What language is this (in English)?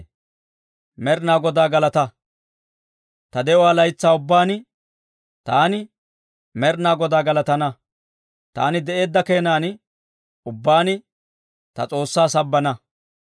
Dawro